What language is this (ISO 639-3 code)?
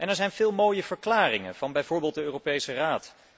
nld